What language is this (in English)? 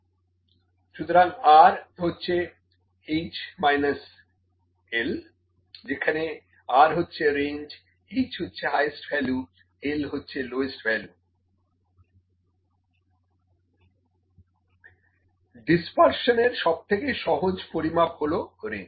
Bangla